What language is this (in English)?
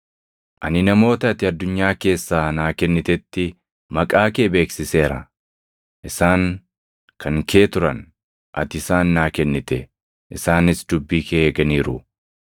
Oromo